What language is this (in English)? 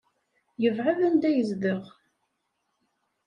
Kabyle